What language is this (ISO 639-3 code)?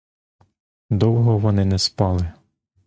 ukr